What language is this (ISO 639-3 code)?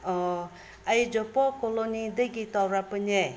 mni